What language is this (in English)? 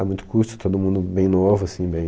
Portuguese